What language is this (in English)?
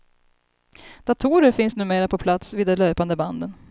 Swedish